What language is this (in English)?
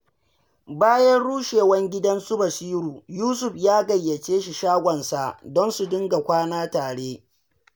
Hausa